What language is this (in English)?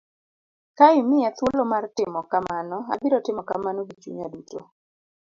Luo (Kenya and Tanzania)